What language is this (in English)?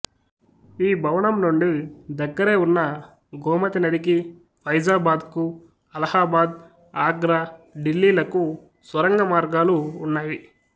Telugu